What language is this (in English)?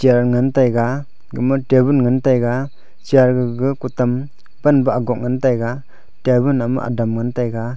Wancho Naga